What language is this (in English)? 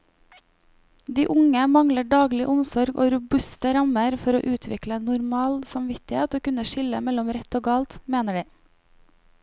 Norwegian